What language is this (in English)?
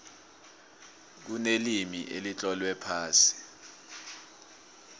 South Ndebele